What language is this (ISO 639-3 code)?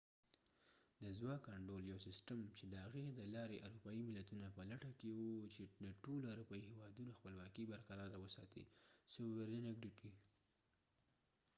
pus